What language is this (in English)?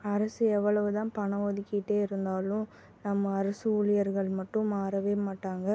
Tamil